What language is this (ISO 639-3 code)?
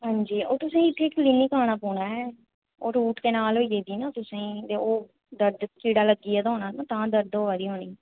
doi